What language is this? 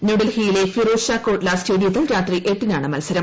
Malayalam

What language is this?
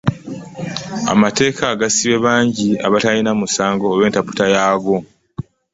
Ganda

